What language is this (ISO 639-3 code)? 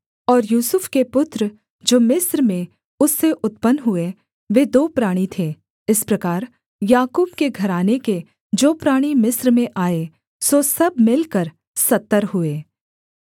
hin